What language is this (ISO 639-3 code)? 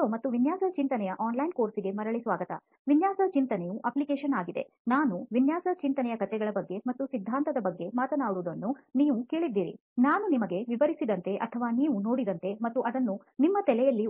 kan